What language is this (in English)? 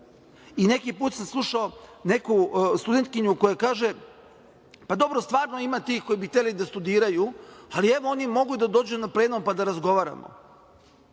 Serbian